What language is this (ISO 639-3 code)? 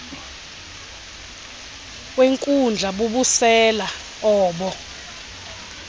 xho